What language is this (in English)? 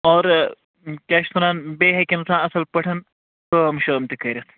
Kashmiri